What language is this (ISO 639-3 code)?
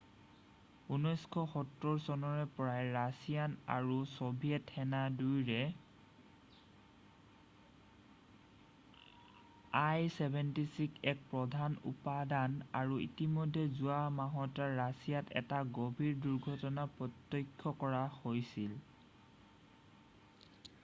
asm